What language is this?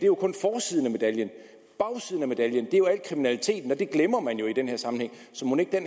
Danish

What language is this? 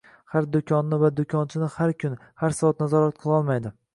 Uzbek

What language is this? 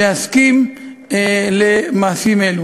Hebrew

